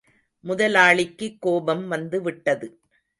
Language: Tamil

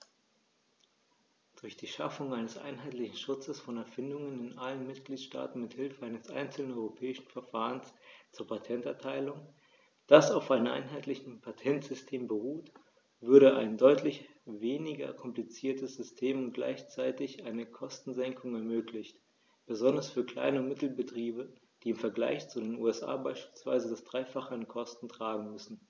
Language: German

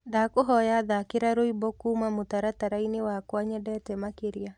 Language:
Kikuyu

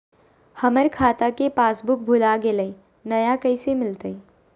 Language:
Magahi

